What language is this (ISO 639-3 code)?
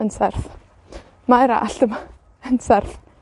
cym